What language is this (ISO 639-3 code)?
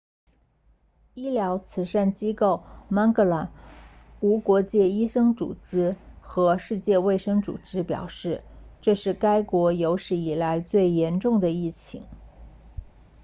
zho